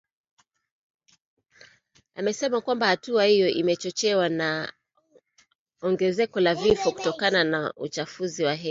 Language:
Swahili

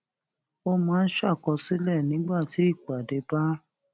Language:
Yoruba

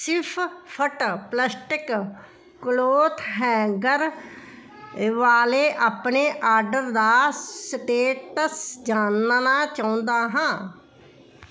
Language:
Punjabi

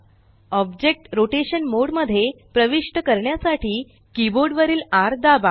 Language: Marathi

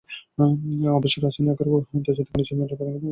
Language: Bangla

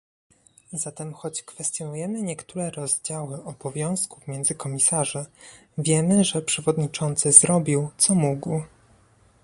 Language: Polish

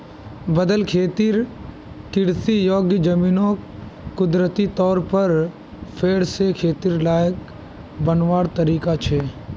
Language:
Magahi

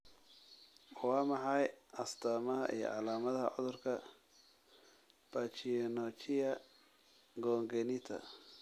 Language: Somali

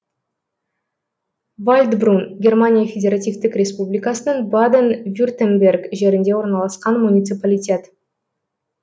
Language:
Kazakh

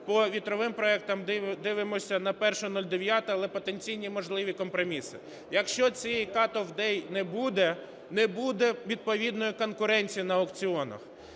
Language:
Ukrainian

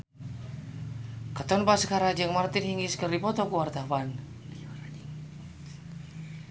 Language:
Sundanese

